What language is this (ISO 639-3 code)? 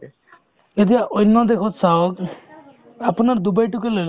asm